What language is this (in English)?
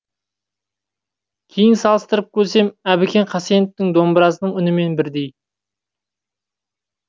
Kazakh